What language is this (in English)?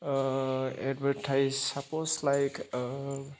Bodo